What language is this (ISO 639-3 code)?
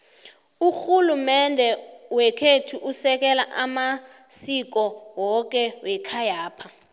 nbl